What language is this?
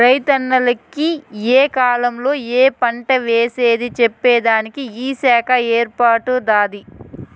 Telugu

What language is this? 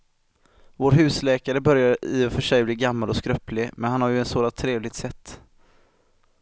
Swedish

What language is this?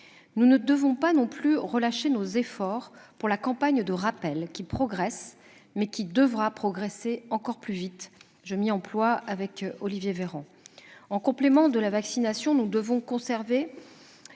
French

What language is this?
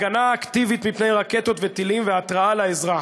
Hebrew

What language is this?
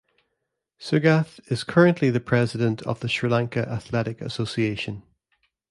English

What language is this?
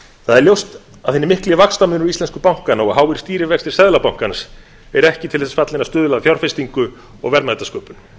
Icelandic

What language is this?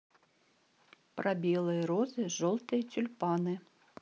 Russian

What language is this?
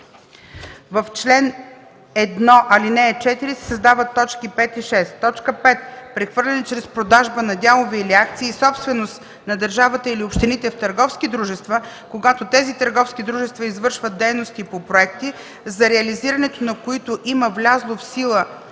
Bulgarian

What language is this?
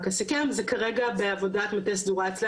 Hebrew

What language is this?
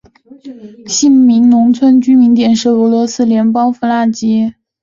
Chinese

